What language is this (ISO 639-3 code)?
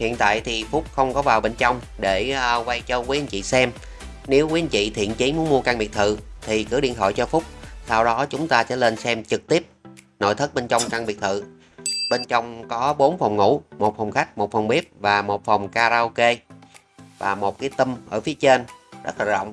vie